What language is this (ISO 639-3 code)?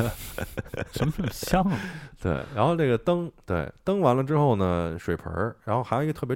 zho